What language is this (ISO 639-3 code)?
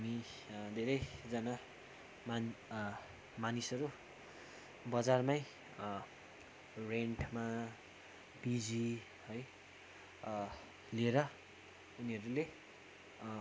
nep